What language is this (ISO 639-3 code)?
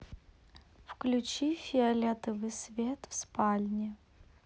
rus